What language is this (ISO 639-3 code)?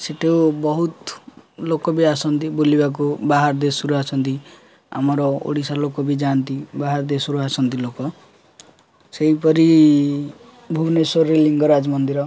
ori